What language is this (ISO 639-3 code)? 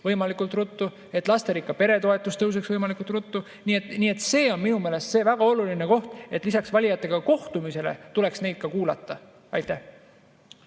est